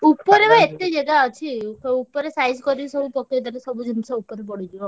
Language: Odia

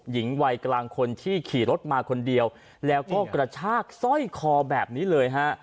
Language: Thai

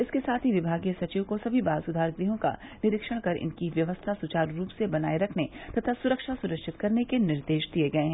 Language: Hindi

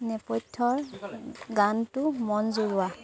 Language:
Assamese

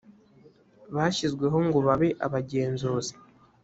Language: Kinyarwanda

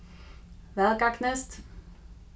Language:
Faroese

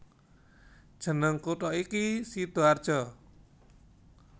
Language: Javanese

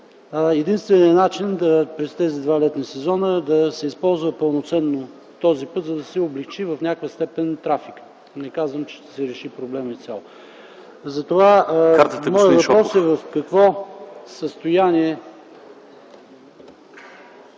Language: Bulgarian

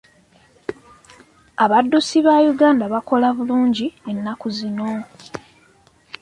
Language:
Ganda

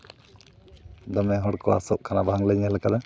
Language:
Santali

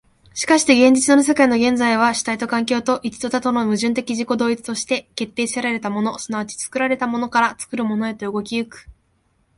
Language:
Japanese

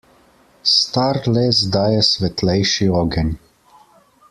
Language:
Slovenian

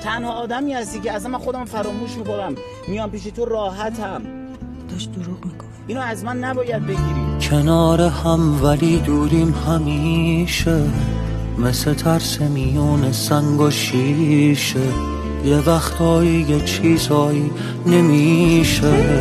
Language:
Persian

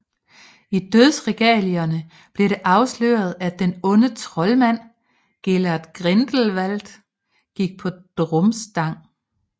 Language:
Danish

